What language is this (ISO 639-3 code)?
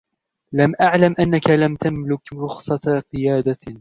ara